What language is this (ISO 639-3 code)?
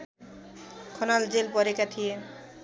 nep